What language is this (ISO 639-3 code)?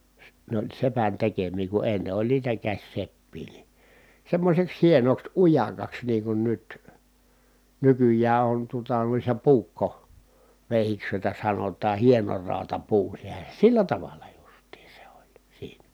fin